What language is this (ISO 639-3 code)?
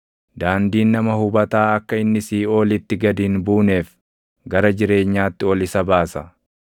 orm